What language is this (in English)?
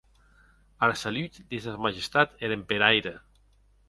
Occitan